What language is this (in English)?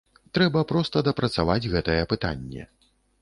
Belarusian